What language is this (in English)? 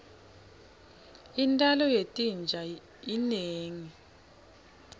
Swati